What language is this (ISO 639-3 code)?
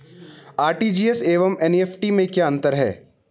hin